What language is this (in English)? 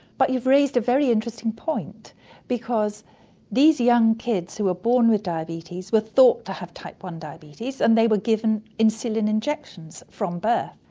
English